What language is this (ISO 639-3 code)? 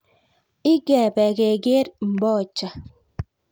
kln